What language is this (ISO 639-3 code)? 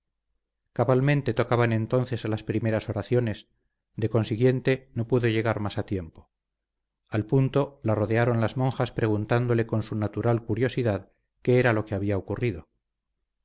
spa